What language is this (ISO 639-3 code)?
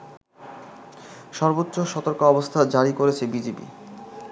ben